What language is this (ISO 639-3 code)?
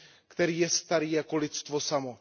ces